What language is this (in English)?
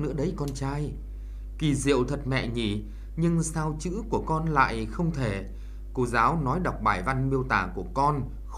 Vietnamese